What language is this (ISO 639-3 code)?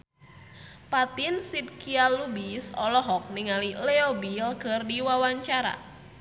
sun